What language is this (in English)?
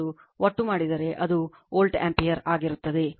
Kannada